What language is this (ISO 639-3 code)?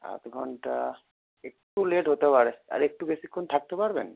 ben